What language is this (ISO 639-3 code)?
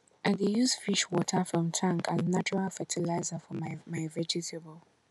pcm